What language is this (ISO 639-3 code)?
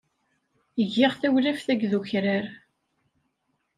kab